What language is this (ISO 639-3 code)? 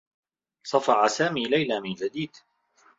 ara